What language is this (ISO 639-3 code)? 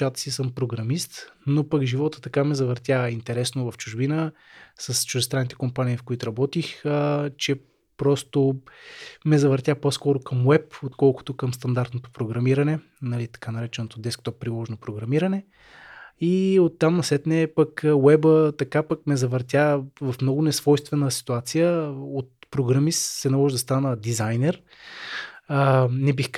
bul